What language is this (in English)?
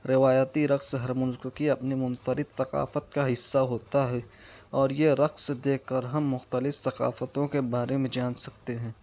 Urdu